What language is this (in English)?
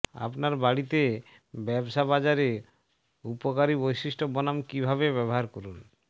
Bangla